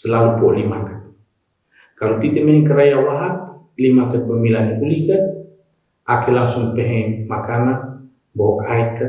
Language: Indonesian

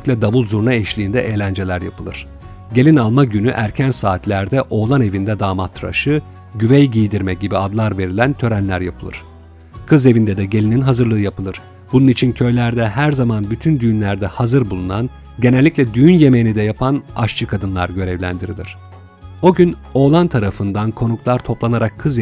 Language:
Turkish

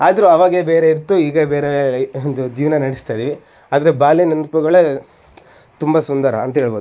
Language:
Kannada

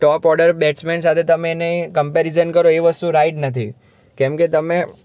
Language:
Gujarati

